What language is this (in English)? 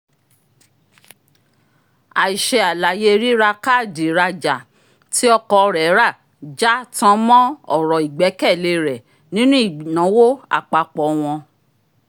Yoruba